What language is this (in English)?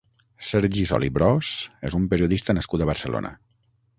Catalan